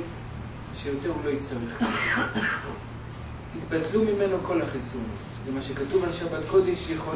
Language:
Hebrew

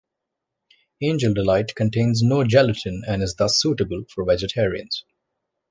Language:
English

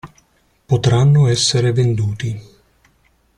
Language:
Italian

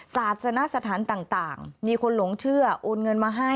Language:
Thai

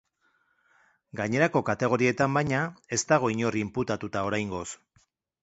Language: Basque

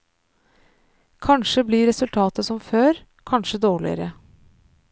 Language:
Norwegian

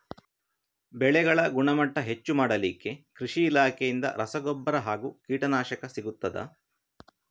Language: Kannada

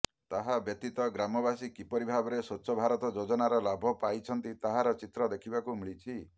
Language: Odia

